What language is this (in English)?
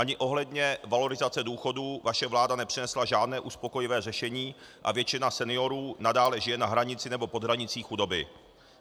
Czech